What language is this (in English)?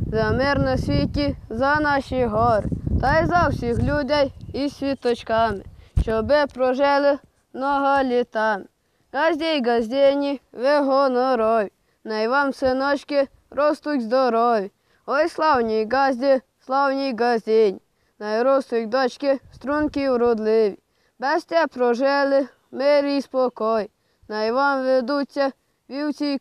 Ukrainian